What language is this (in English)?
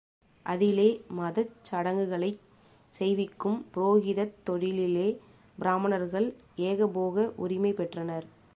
Tamil